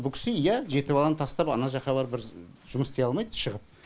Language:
Kazakh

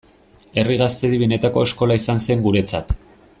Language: Basque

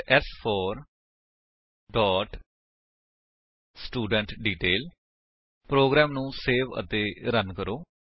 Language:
Punjabi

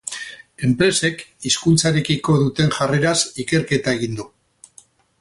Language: Basque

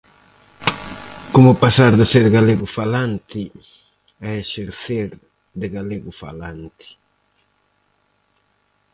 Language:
Galician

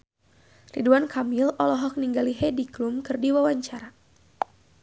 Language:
Sundanese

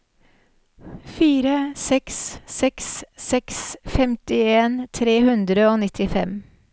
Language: Norwegian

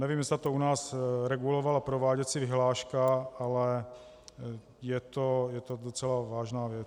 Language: Czech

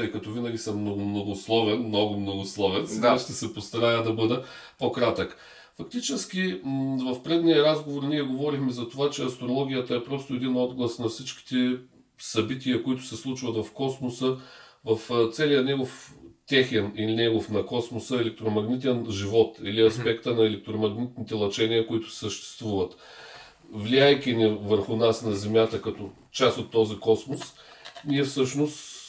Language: Bulgarian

